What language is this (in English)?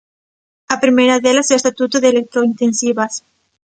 Galician